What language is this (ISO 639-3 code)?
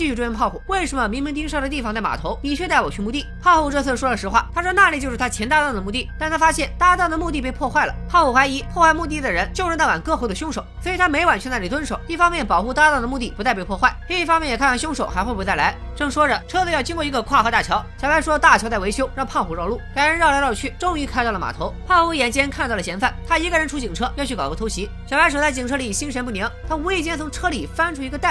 zho